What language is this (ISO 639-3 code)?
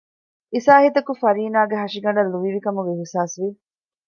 div